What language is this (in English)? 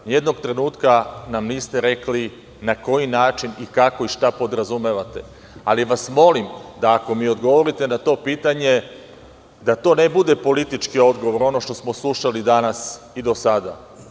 Serbian